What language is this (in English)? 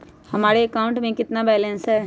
Magahi